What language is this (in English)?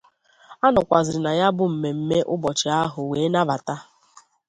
Igbo